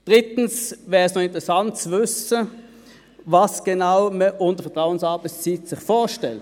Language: Swiss German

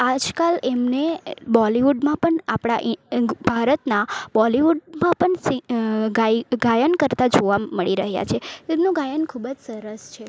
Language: Gujarati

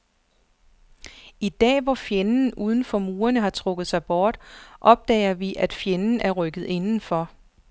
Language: Danish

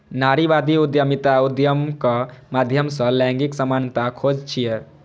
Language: Maithili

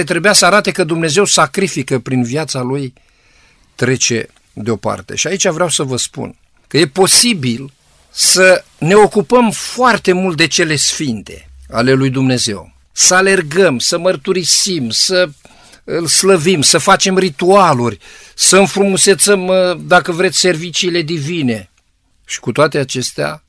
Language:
Romanian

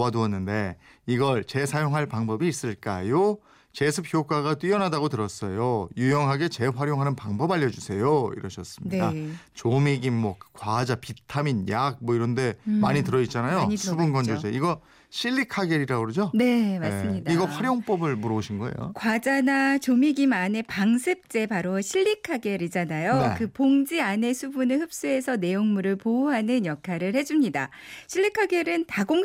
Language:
Korean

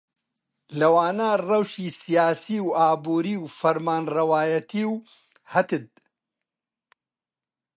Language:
Central Kurdish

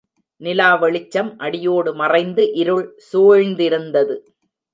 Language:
Tamil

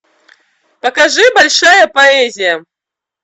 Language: Russian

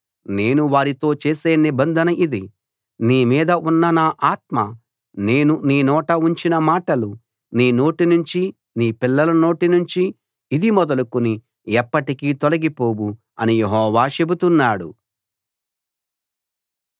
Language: Telugu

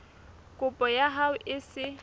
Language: Southern Sotho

